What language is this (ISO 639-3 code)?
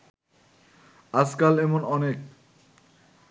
ben